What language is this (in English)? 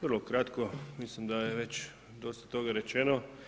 Croatian